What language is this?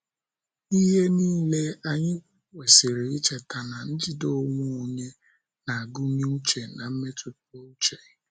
Igbo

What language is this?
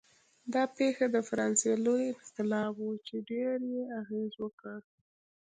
Pashto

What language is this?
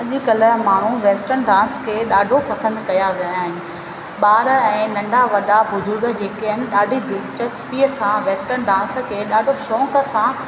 Sindhi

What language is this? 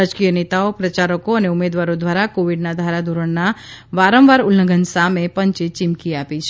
Gujarati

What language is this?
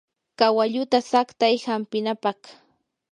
Yanahuanca Pasco Quechua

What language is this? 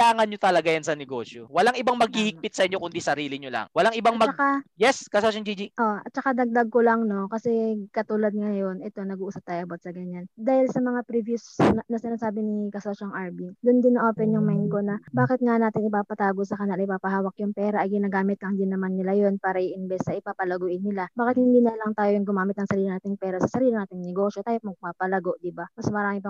Filipino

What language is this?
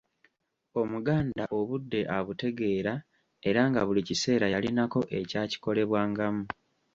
Ganda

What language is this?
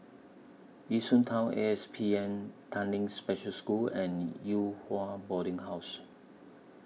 English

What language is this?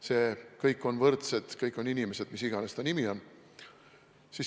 Estonian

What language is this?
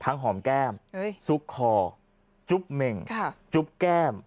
Thai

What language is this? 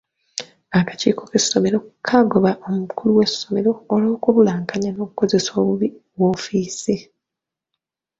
Ganda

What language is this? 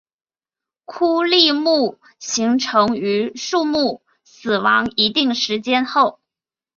Chinese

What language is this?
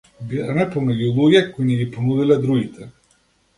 Macedonian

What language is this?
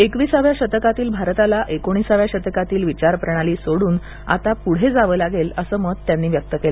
Marathi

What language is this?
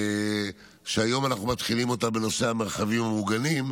Hebrew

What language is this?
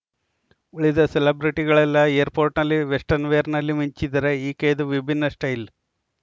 Kannada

